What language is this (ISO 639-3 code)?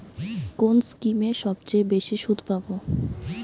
ben